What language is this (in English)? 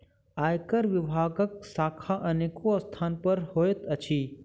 Maithili